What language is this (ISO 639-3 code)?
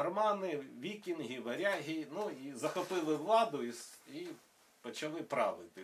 ukr